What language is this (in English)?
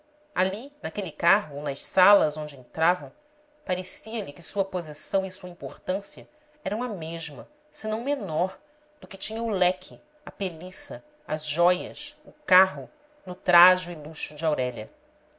Portuguese